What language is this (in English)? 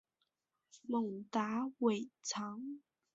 Chinese